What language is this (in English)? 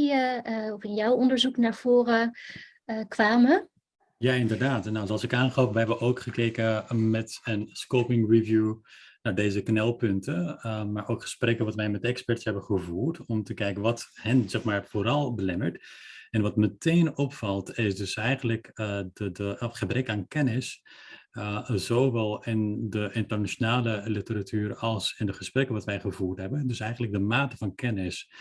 Dutch